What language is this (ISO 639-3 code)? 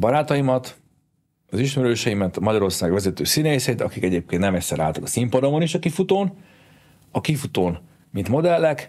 hun